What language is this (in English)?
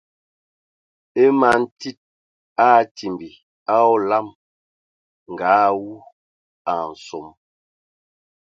Ewondo